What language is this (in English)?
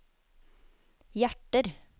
Norwegian